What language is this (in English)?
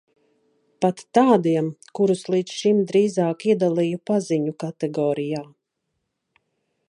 Latvian